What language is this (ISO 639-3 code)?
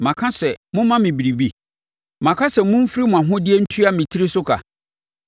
aka